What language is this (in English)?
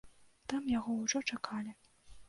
Belarusian